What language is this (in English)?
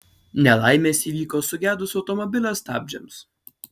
Lithuanian